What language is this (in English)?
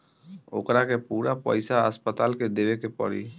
Bhojpuri